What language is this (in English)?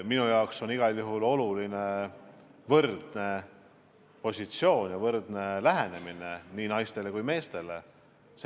Estonian